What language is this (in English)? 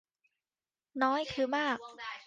Thai